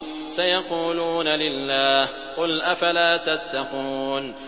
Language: Arabic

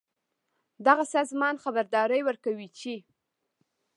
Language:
Pashto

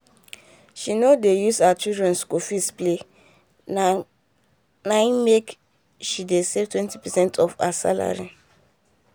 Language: Nigerian Pidgin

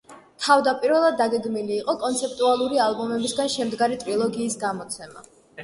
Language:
Georgian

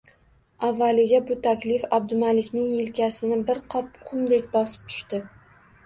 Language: Uzbek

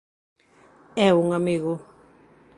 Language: Galician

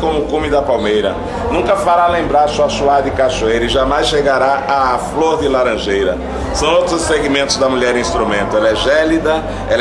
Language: Portuguese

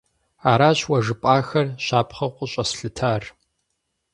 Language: Kabardian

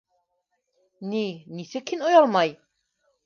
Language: Bashkir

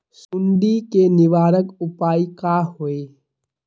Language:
Magahi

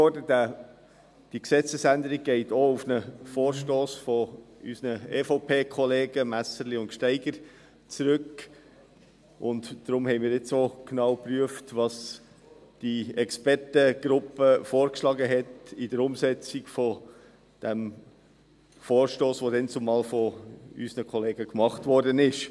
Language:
Swiss German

